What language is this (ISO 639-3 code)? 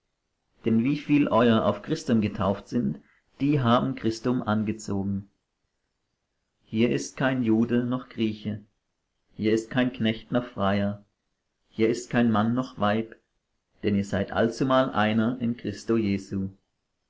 deu